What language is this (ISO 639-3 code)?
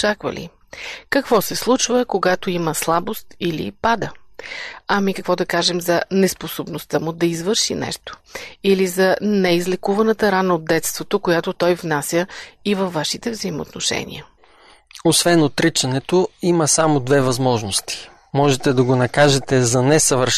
bul